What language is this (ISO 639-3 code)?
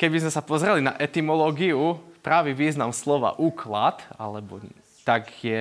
slk